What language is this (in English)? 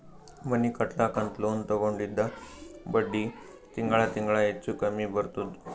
Kannada